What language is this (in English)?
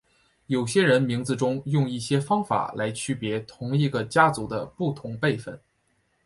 Chinese